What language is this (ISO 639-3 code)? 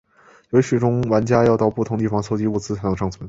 zho